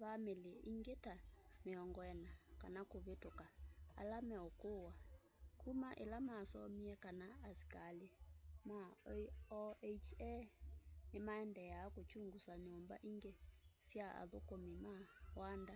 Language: Kamba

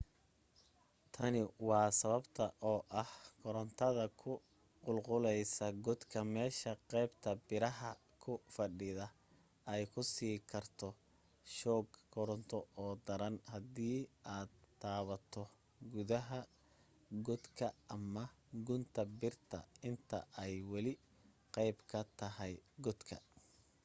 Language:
Somali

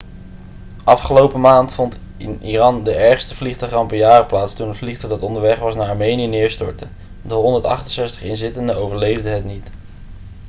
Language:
Dutch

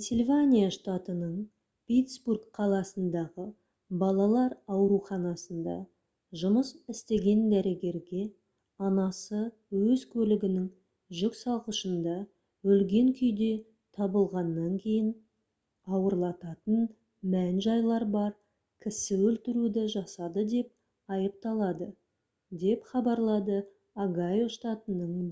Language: Kazakh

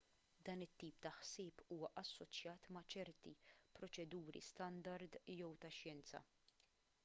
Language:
Maltese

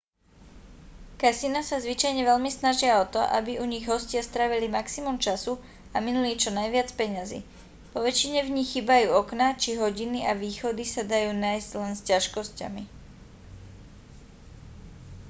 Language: Slovak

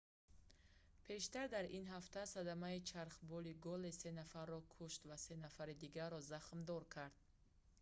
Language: Tajik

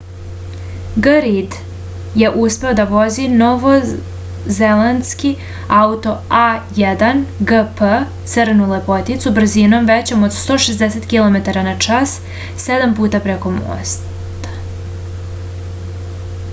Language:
Serbian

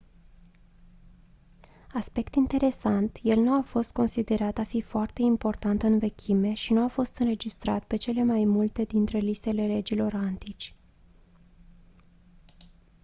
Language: Romanian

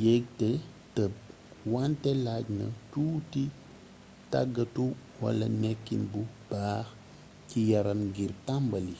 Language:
Wolof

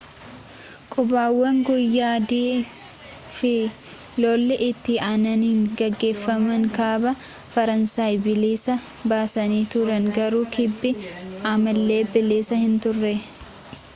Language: Oromo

